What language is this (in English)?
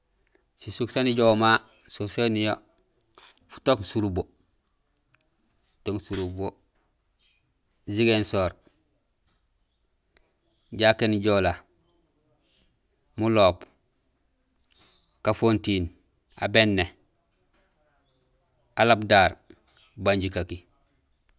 Gusilay